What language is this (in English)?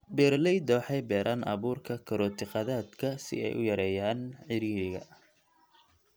Somali